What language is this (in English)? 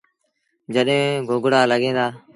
Sindhi Bhil